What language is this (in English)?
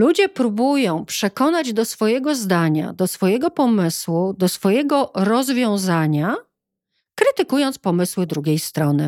Polish